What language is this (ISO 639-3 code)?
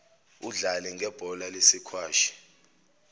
zul